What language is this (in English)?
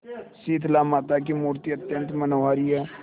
Hindi